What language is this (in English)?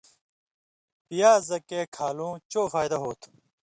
Indus Kohistani